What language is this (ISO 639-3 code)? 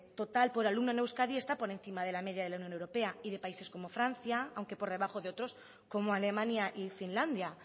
spa